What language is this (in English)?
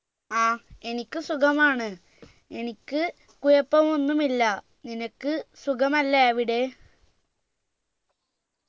Malayalam